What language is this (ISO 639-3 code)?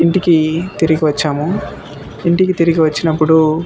tel